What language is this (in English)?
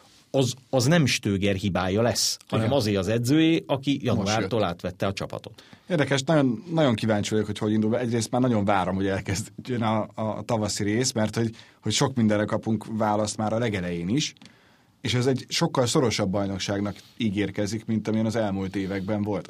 Hungarian